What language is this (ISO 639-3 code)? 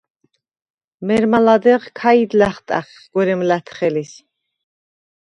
sva